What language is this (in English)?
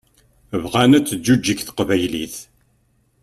Kabyle